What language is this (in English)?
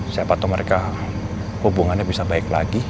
Indonesian